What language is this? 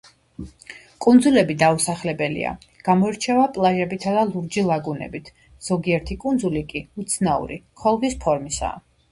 Georgian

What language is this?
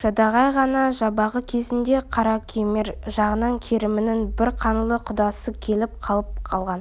Kazakh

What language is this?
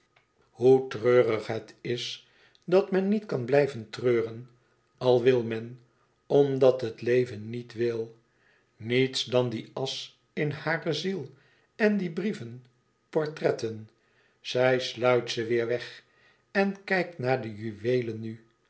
Dutch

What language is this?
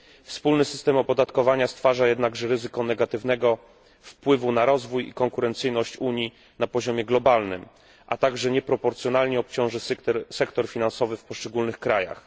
Polish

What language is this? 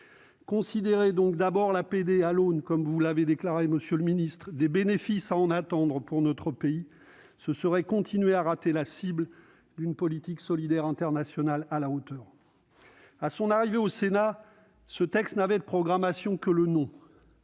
French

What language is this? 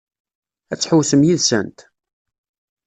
Kabyle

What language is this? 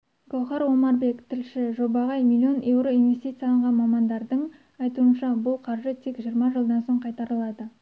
Kazakh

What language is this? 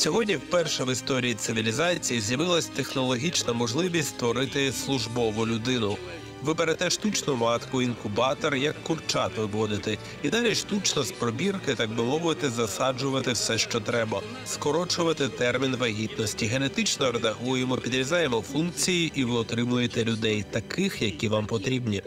Ukrainian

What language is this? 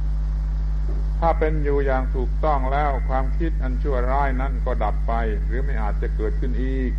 Thai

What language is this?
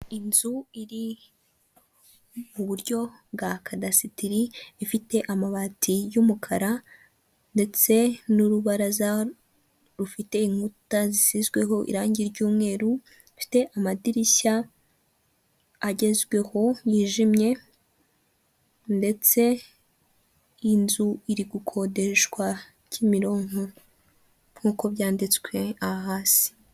Kinyarwanda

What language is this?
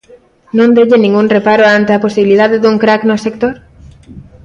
Galician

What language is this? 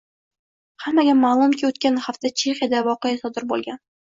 Uzbek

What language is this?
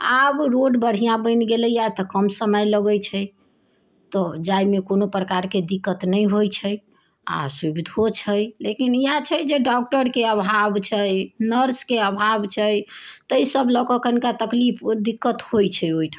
Maithili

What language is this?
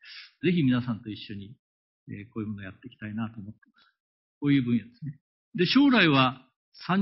Japanese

